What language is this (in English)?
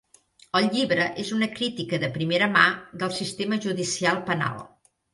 Catalan